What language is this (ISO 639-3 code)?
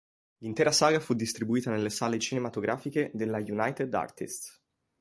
ita